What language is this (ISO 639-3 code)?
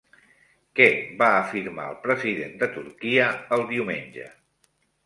cat